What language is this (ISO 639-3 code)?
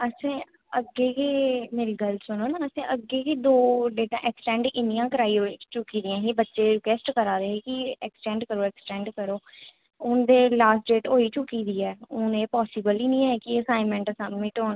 doi